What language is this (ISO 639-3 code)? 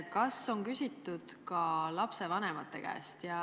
est